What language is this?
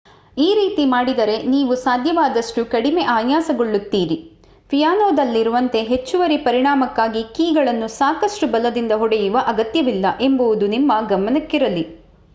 Kannada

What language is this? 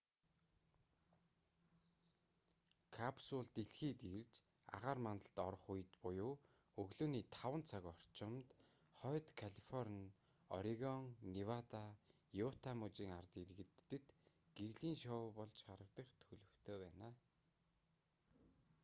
Mongolian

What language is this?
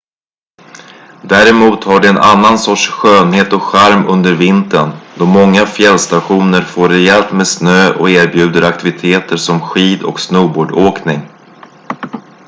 Swedish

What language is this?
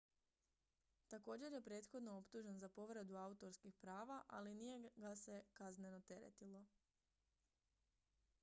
Croatian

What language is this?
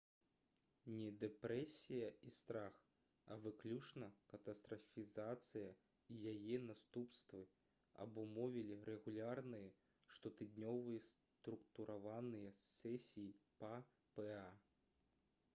Belarusian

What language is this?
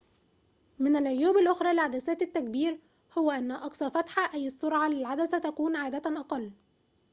Arabic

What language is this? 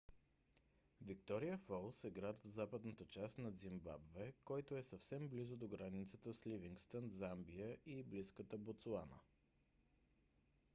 Bulgarian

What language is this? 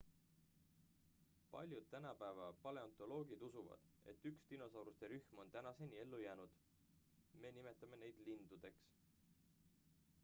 Estonian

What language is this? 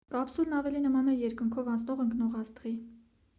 Armenian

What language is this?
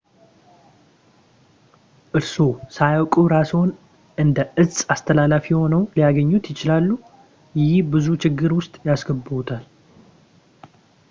Amharic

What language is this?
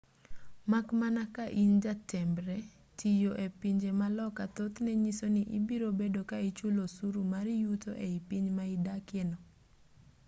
Luo (Kenya and Tanzania)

